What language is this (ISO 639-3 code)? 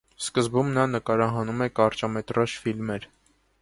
hye